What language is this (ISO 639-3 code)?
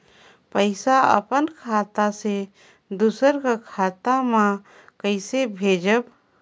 hne